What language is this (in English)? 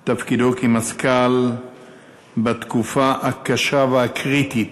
Hebrew